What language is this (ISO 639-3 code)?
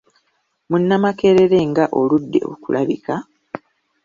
lug